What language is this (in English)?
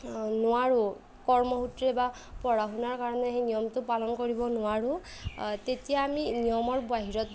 Assamese